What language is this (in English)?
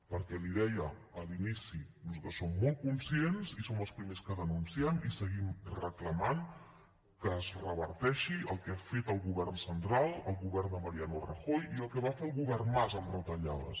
Catalan